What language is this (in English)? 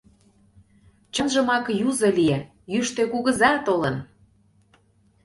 Mari